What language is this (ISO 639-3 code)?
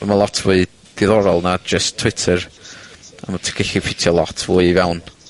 cym